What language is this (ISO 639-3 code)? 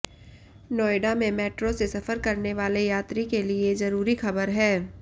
hin